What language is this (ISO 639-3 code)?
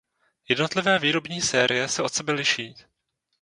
ces